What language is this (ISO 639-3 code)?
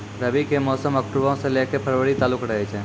mai